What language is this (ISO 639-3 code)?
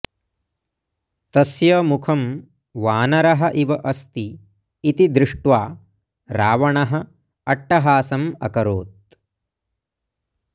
san